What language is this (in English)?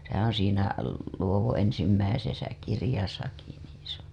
Finnish